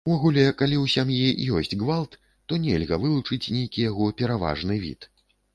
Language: Belarusian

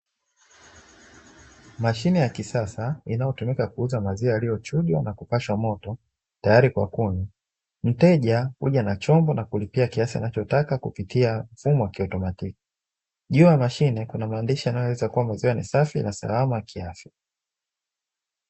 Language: Swahili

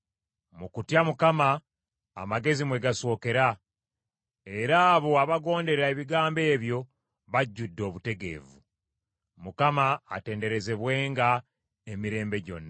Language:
Ganda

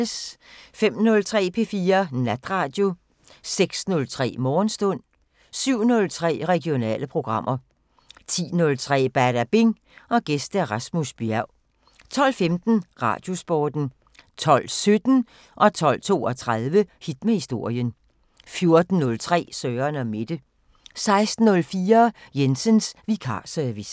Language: Danish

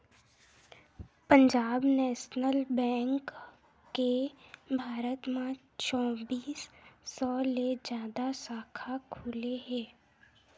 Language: Chhattisgarhi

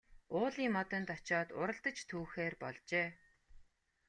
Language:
Mongolian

